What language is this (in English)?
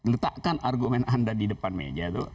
Indonesian